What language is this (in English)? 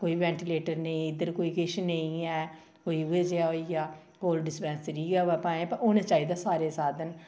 Dogri